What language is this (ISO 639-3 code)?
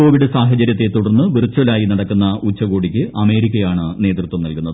mal